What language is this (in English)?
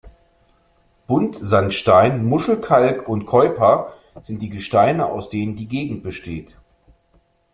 German